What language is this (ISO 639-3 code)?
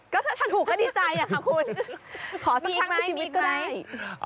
tha